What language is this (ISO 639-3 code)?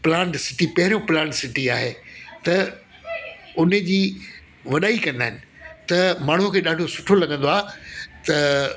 snd